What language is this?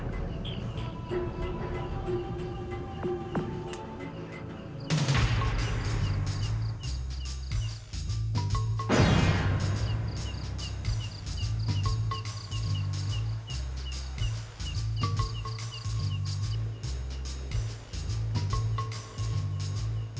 Indonesian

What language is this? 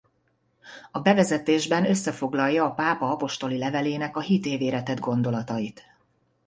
Hungarian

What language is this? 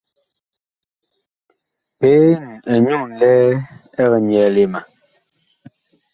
Bakoko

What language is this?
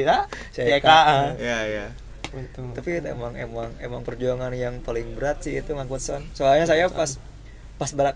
Indonesian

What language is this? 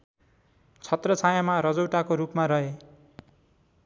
Nepali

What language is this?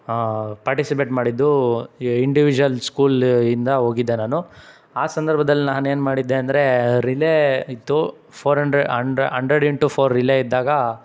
Kannada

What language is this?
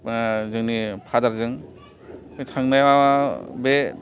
Bodo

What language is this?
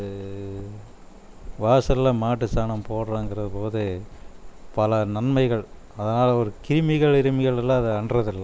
Tamil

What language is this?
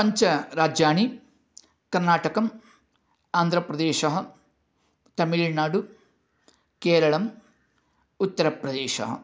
Sanskrit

